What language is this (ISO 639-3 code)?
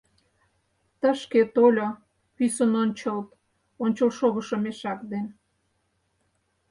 chm